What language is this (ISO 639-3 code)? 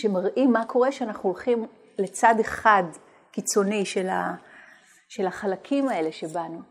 heb